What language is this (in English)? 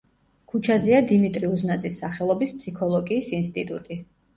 Georgian